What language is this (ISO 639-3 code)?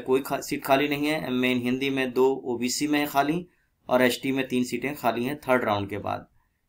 hin